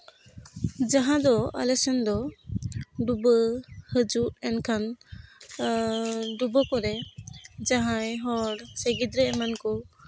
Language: Santali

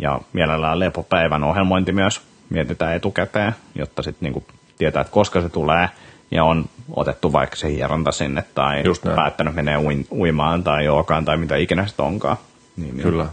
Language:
Finnish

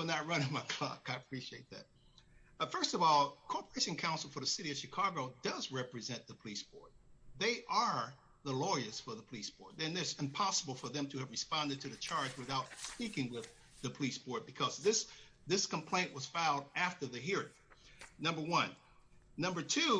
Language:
English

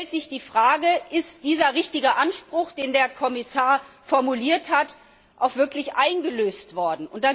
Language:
German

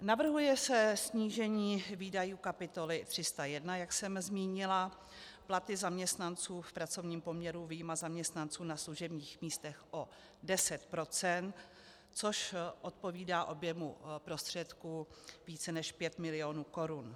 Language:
Czech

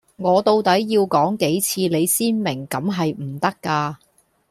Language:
Cantonese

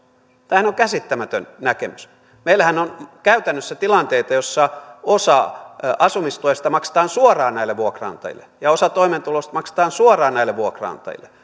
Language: Finnish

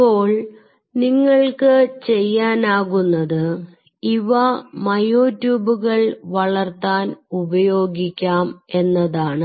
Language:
Malayalam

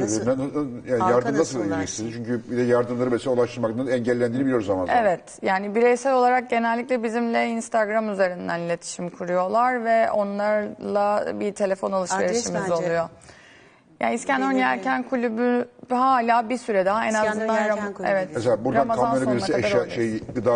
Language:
Turkish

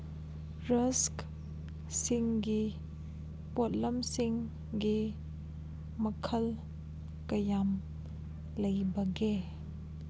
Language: Manipuri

